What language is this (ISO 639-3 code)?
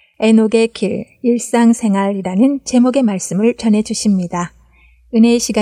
kor